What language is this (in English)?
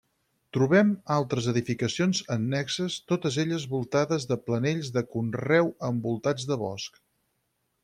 Catalan